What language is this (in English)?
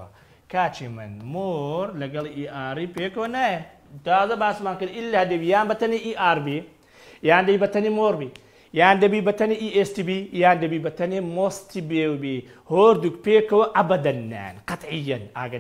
Arabic